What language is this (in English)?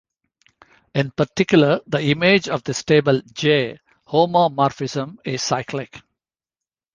English